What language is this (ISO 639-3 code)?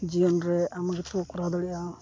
sat